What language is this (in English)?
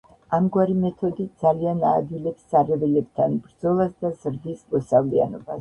Georgian